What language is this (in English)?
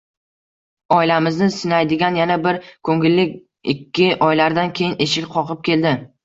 Uzbek